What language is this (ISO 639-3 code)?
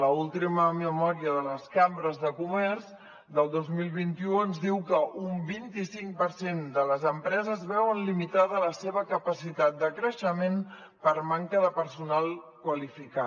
cat